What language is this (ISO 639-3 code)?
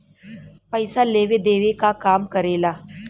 bho